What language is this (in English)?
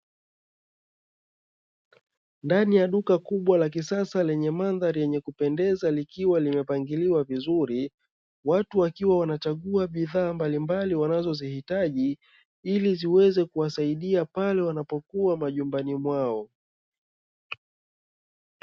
Swahili